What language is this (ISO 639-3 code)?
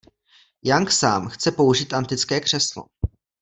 ces